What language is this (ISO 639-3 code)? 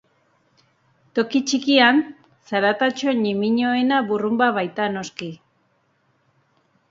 eus